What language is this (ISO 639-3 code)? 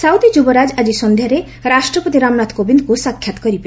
ori